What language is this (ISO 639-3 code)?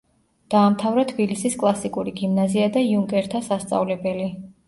kat